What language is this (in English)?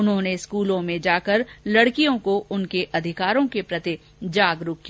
Hindi